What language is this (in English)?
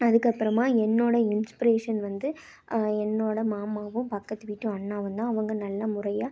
Tamil